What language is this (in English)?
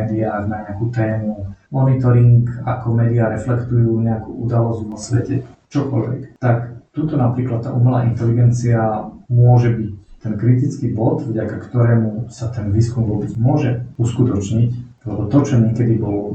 Slovak